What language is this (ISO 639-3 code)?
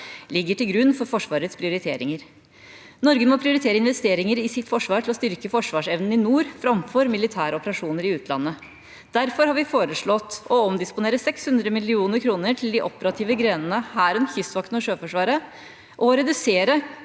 nor